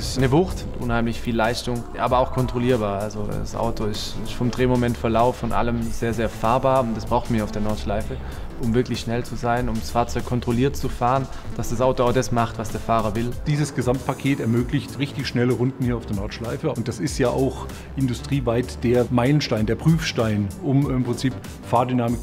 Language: German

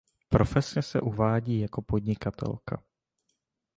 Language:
Czech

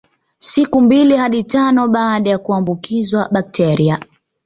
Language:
Swahili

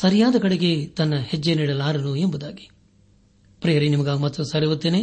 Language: Kannada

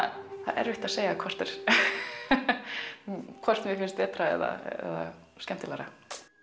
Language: Icelandic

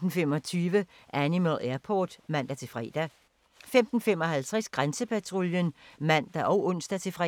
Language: Danish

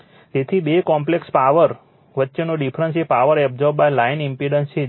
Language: Gujarati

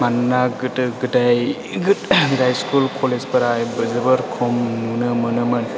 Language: Bodo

